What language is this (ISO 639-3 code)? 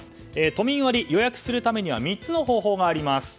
jpn